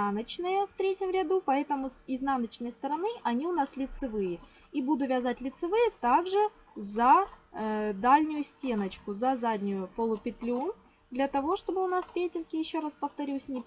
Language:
Russian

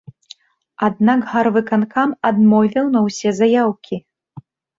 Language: Belarusian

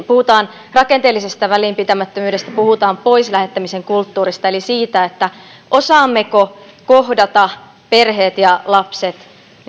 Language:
Finnish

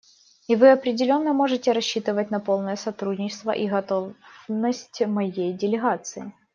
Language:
Russian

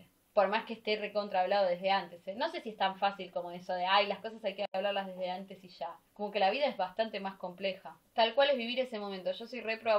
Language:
Spanish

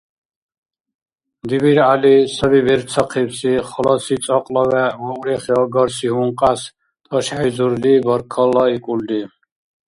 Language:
Dargwa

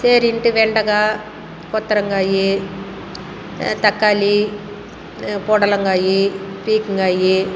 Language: Tamil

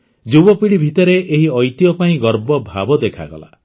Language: Odia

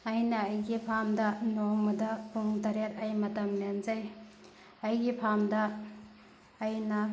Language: Manipuri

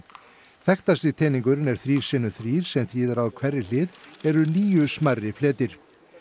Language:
Icelandic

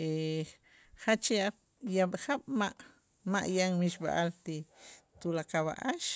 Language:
Itzá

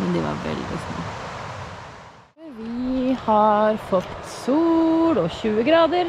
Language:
Norwegian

